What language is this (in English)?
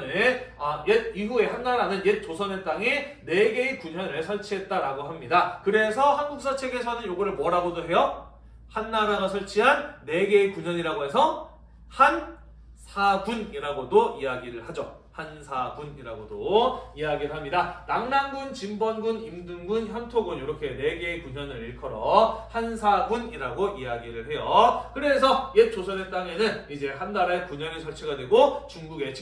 Korean